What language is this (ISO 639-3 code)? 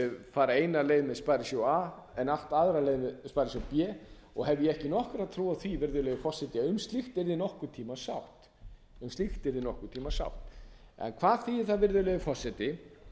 isl